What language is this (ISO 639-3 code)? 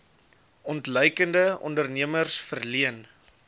afr